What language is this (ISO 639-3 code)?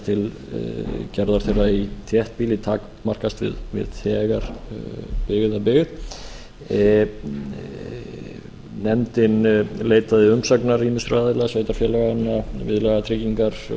isl